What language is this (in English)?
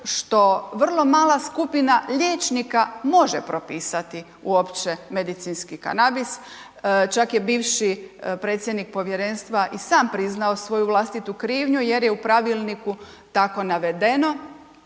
Croatian